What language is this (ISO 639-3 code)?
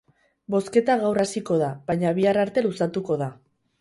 eus